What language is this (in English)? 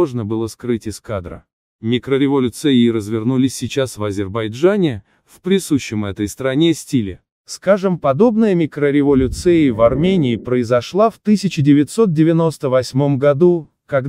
Russian